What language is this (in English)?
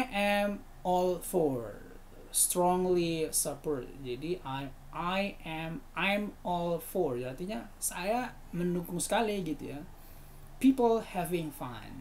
Indonesian